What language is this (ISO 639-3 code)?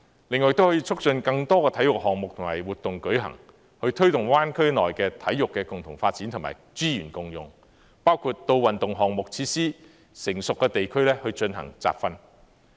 yue